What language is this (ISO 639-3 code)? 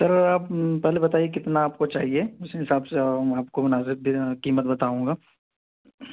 urd